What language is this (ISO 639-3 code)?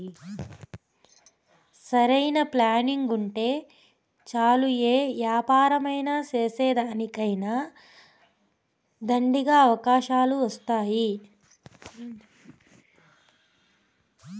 tel